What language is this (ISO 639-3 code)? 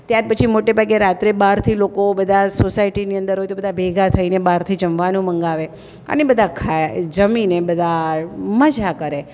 guj